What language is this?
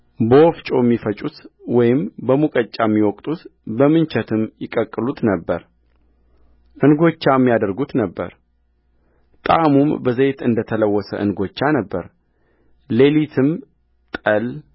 Amharic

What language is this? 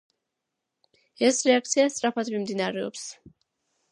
Georgian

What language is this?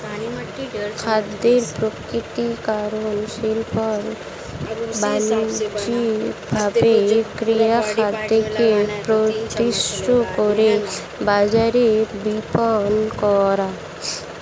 Bangla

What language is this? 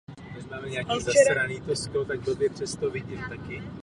Czech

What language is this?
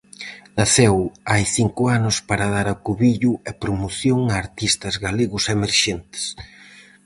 Galician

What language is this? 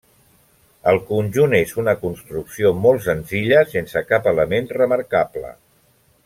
Catalan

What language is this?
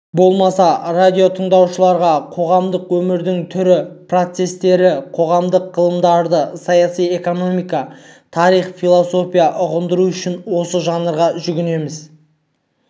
Kazakh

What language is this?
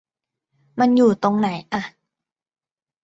Thai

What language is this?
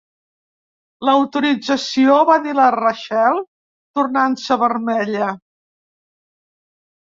Catalan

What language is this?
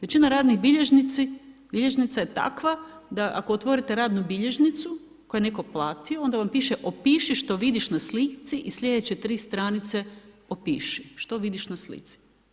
Croatian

